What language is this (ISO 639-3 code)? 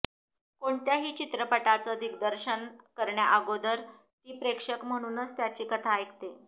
mar